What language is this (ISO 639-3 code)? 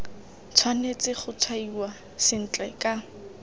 tsn